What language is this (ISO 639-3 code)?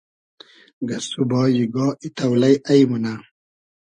haz